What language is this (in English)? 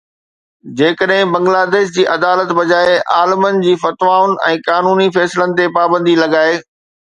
Sindhi